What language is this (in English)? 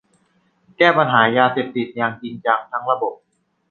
Thai